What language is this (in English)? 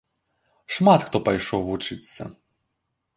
Belarusian